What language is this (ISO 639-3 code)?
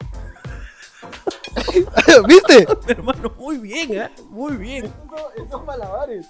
spa